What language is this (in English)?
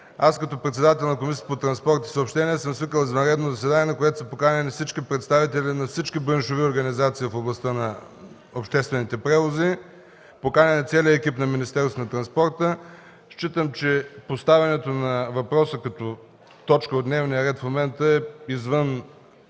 Bulgarian